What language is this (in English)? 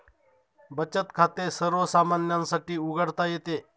Marathi